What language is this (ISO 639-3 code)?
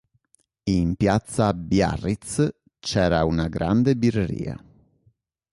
ita